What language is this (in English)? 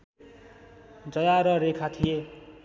Nepali